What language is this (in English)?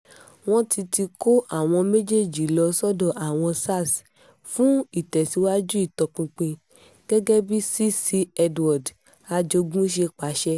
Yoruba